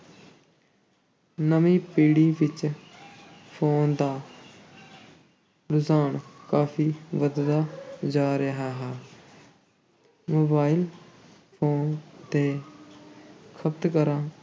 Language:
Punjabi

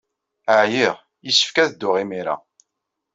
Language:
Kabyle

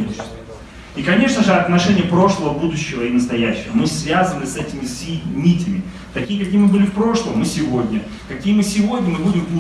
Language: Russian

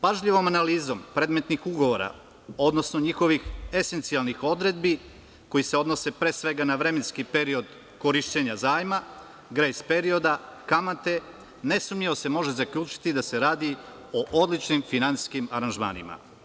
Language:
Serbian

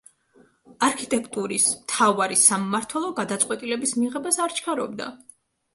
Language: Georgian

